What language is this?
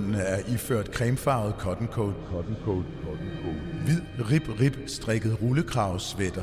Danish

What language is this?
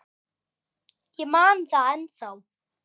Icelandic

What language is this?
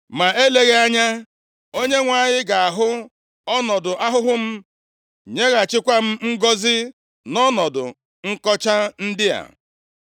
Igbo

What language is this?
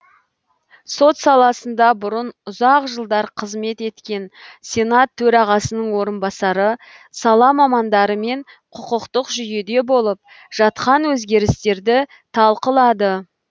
Kazakh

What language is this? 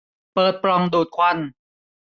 Thai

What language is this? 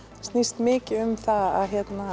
Icelandic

